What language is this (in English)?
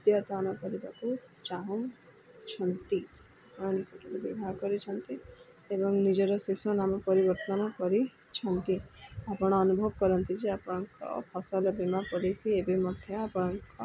Odia